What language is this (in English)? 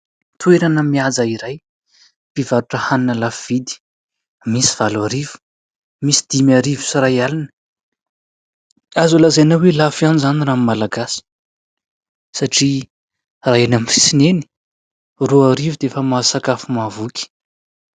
Malagasy